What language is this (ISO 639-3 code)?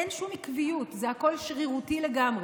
heb